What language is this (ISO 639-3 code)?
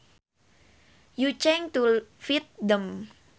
sun